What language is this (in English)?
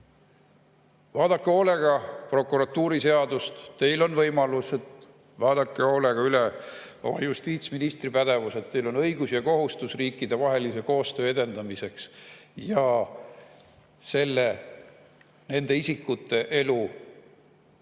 Estonian